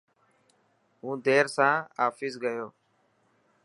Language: Dhatki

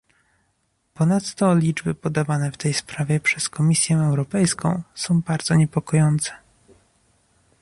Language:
Polish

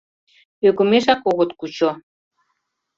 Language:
Mari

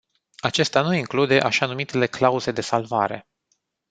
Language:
Romanian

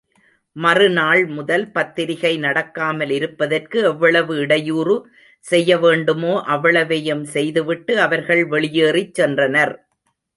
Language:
Tamil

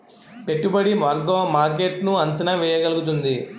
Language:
Telugu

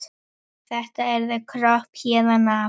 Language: Icelandic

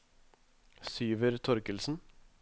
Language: Norwegian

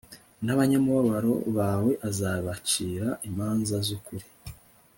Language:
Kinyarwanda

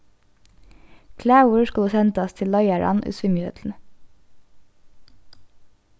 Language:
Faroese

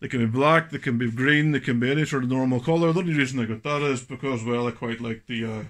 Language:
English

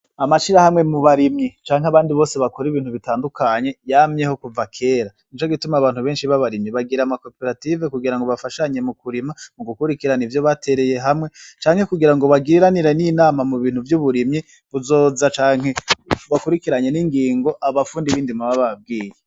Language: Rundi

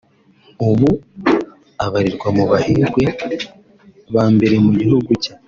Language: Kinyarwanda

